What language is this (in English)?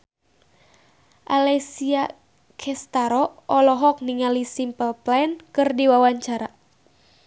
Sundanese